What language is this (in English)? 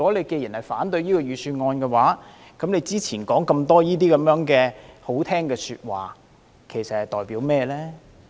Cantonese